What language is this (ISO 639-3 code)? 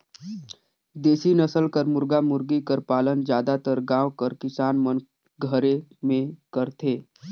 hne